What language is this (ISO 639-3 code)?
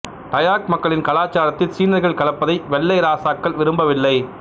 tam